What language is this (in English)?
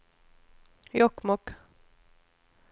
Swedish